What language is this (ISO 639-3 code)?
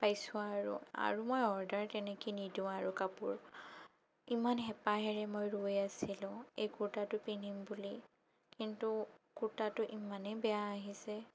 asm